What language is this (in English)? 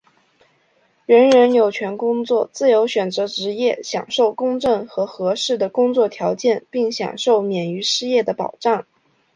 Chinese